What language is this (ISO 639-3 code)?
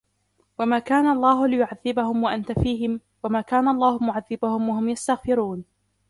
ara